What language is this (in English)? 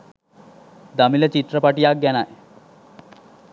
Sinhala